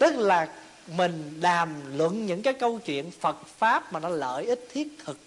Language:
Vietnamese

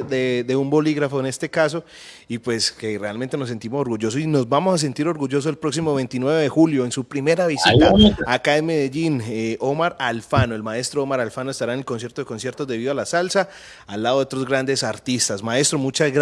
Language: Spanish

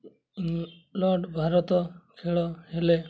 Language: Odia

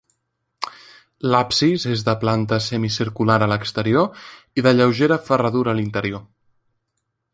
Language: Catalan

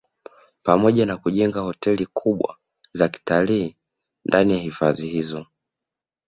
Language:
Swahili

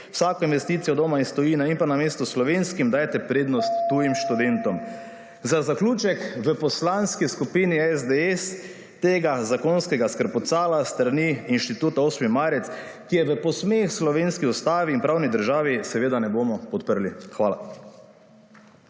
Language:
Slovenian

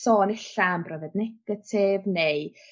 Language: Welsh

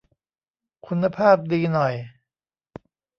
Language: Thai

